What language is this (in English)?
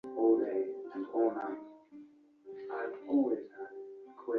Ganda